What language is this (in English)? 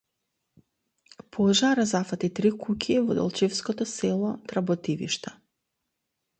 Macedonian